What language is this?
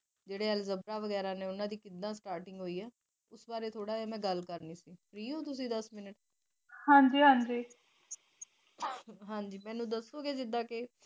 Punjabi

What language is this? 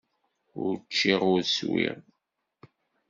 Kabyle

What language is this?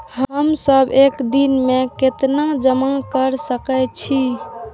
Maithili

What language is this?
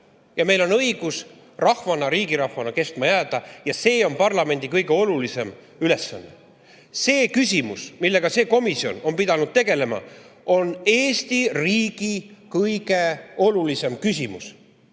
Estonian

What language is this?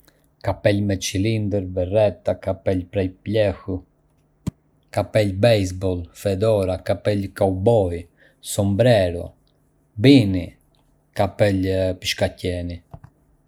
Arbëreshë Albanian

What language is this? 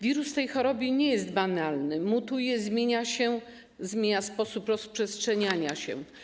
Polish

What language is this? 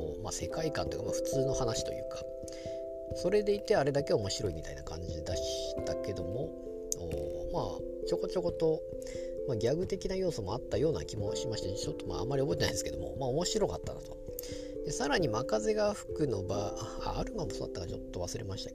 Japanese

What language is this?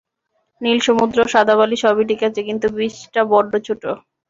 Bangla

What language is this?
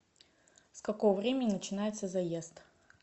Russian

